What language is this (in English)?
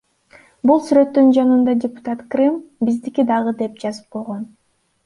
Kyrgyz